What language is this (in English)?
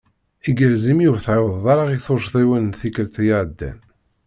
Kabyle